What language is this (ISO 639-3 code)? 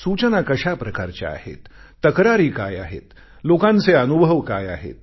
mar